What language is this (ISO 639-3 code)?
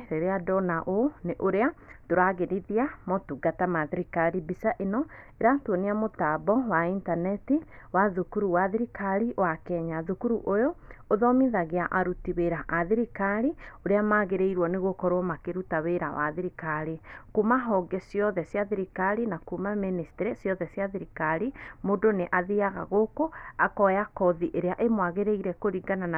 kik